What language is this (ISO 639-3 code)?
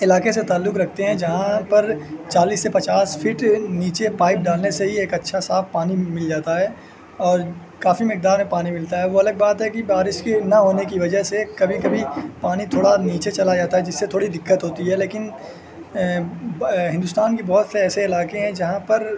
urd